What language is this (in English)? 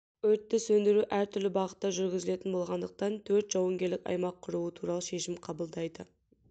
Kazakh